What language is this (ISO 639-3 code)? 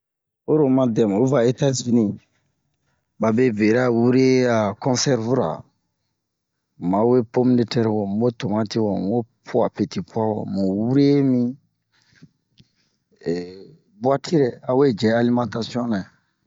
bmq